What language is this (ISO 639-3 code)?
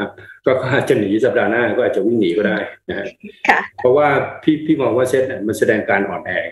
tha